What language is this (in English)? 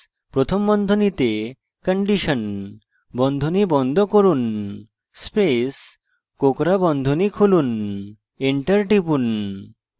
Bangla